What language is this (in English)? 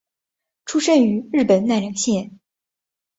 Chinese